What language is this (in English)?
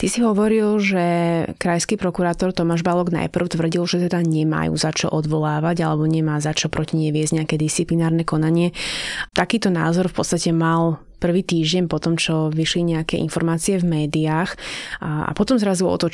Slovak